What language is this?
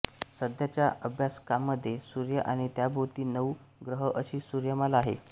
Marathi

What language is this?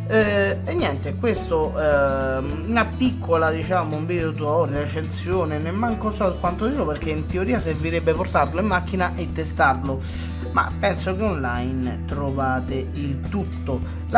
Italian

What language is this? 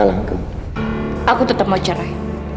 Indonesian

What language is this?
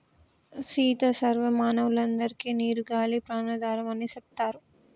Telugu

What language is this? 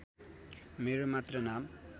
Nepali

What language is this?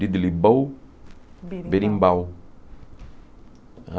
Portuguese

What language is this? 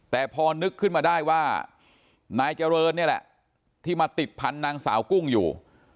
Thai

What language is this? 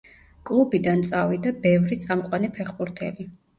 Georgian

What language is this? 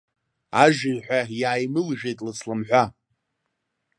Abkhazian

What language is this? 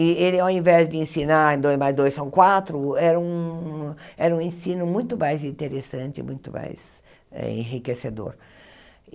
Portuguese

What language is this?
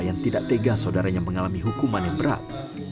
Indonesian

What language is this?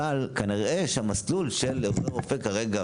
Hebrew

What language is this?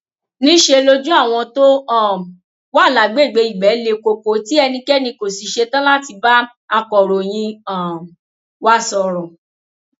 Yoruba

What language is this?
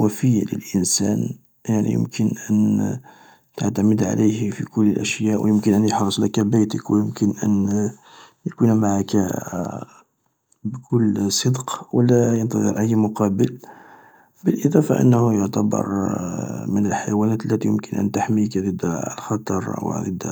Algerian Arabic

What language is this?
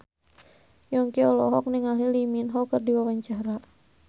Sundanese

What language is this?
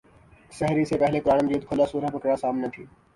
Urdu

